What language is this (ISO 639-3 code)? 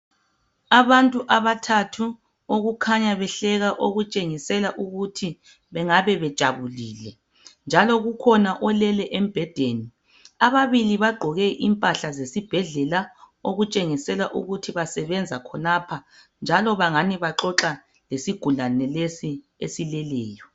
nde